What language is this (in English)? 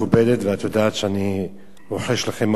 Hebrew